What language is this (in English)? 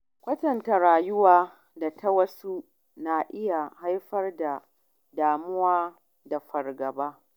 Hausa